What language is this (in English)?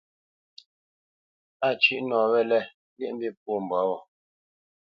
Bamenyam